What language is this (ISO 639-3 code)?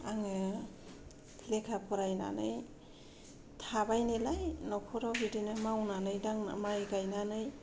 brx